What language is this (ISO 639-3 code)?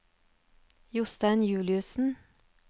nor